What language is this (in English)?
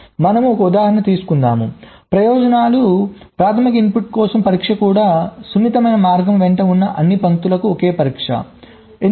Telugu